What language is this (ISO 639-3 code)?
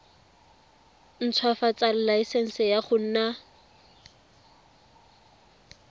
tsn